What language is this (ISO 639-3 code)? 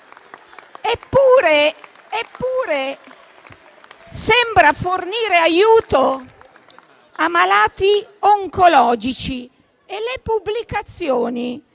ita